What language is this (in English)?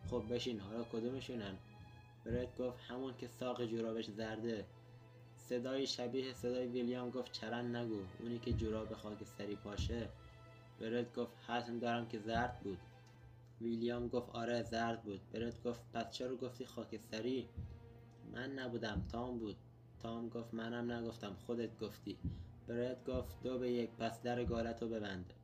Persian